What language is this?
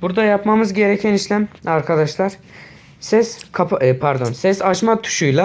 Turkish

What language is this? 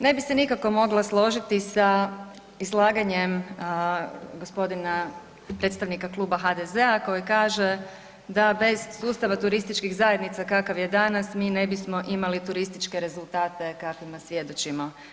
Croatian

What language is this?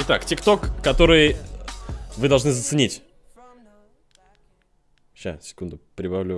Russian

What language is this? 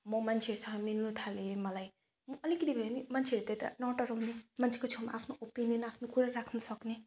Nepali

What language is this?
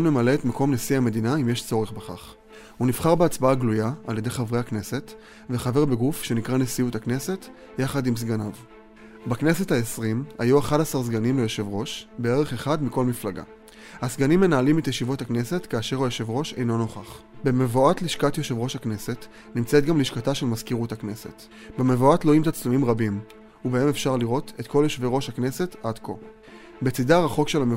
Hebrew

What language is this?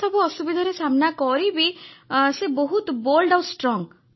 Odia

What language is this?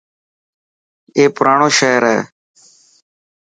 Dhatki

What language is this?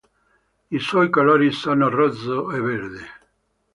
Italian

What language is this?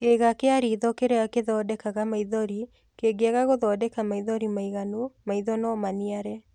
Kikuyu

